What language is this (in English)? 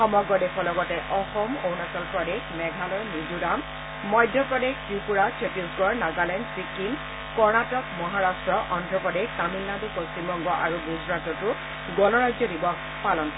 Assamese